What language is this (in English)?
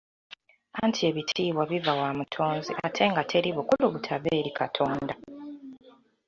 Ganda